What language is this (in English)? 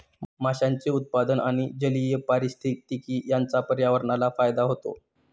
Marathi